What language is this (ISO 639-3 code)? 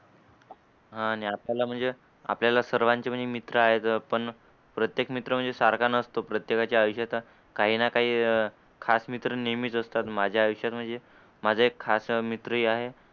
mar